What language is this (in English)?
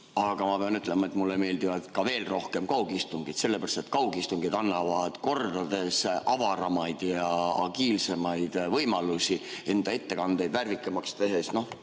Estonian